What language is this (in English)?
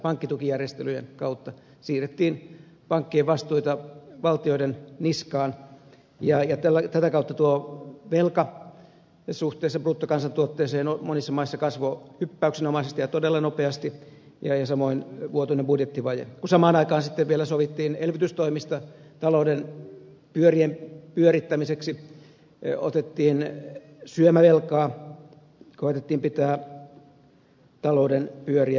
Finnish